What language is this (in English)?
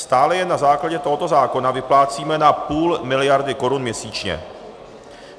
Czech